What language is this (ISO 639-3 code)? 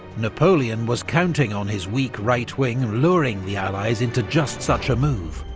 eng